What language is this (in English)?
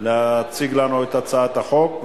Hebrew